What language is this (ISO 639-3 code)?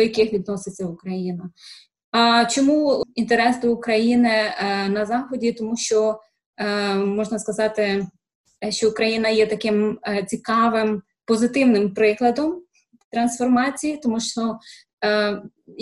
ukr